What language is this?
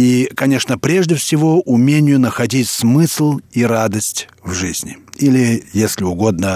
Russian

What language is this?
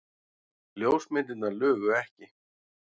Icelandic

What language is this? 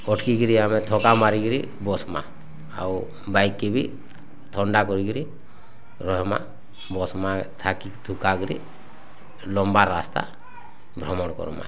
Odia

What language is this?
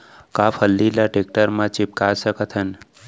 Chhattisgarhi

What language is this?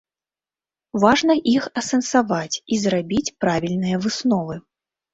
Belarusian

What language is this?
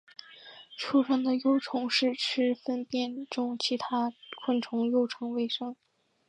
Chinese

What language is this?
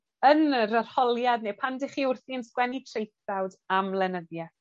Welsh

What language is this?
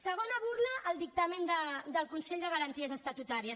Catalan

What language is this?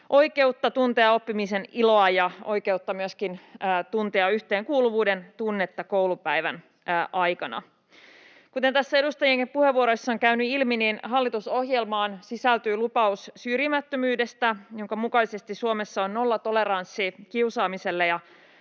Finnish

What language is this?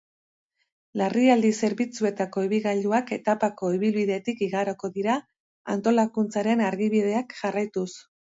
Basque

